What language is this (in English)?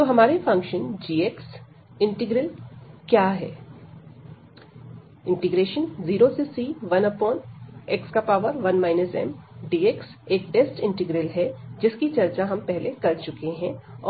Hindi